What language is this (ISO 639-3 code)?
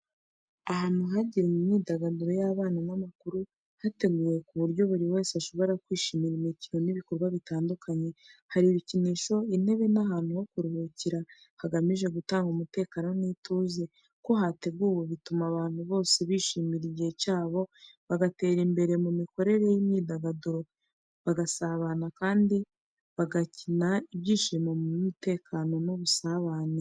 kin